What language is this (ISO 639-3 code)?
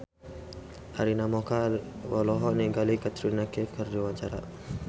sun